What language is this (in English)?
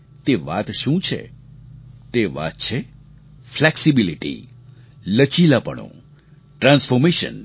Gujarati